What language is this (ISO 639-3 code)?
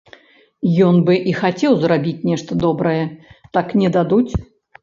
bel